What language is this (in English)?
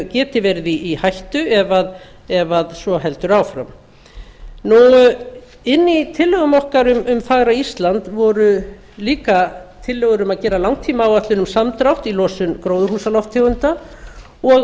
Icelandic